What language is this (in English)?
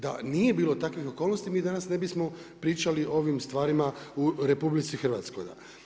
Croatian